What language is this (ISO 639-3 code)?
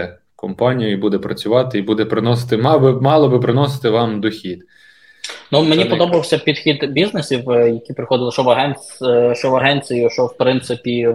ukr